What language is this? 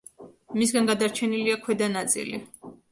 Georgian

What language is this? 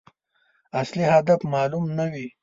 Pashto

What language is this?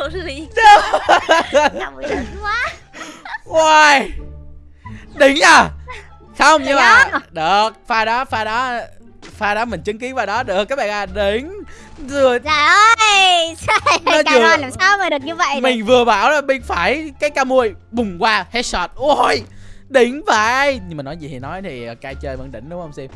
Vietnamese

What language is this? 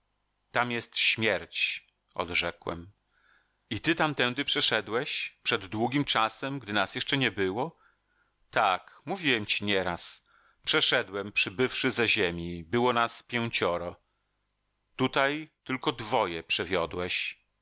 Polish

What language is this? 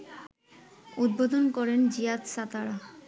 Bangla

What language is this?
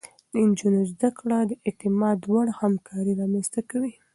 Pashto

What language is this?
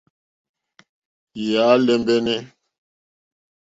Mokpwe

